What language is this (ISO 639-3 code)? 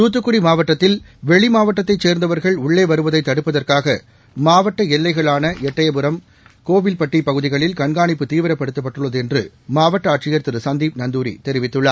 tam